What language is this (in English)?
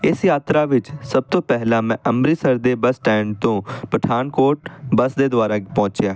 Punjabi